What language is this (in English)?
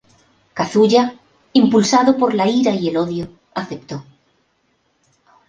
Spanish